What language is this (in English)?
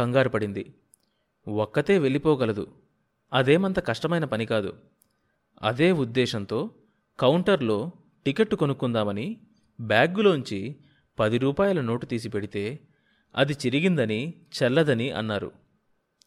Telugu